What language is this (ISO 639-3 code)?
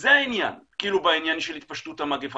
heb